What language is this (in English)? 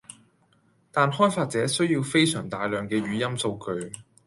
Cantonese